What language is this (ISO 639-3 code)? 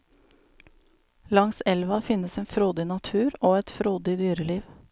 nor